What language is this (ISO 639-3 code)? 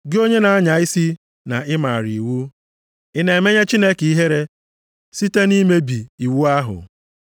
ibo